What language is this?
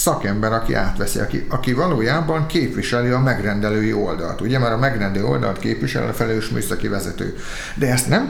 Hungarian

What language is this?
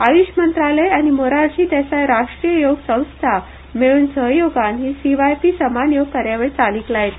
Konkani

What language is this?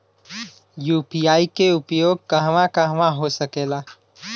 Bhojpuri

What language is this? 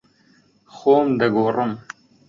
Central Kurdish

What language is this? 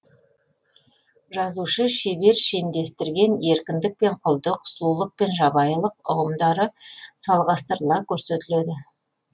Kazakh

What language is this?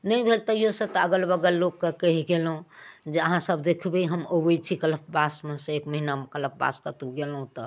Maithili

